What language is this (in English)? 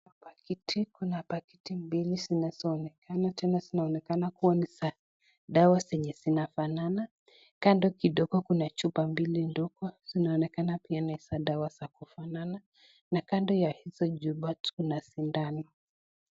Swahili